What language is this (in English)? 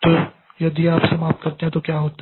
Hindi